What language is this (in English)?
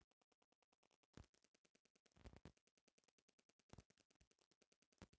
Bhojpuri